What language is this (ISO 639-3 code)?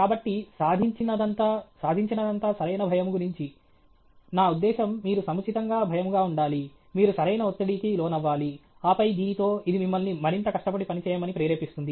tel